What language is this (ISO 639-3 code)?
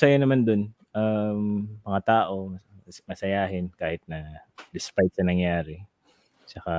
fil